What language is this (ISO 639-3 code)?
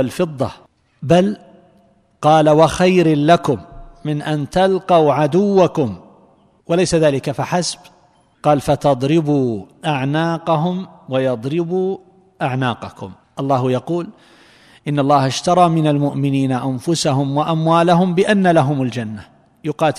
ara